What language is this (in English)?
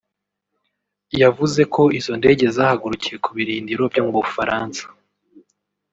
Kinyarwanda